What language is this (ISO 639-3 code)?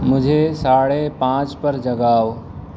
urd